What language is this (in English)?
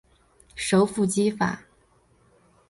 Chinese